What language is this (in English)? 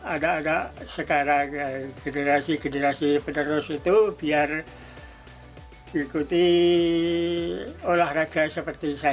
Indonesian